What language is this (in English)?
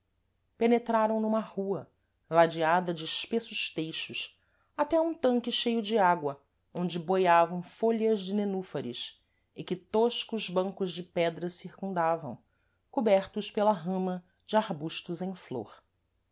Portuguese